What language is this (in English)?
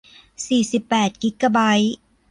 Thai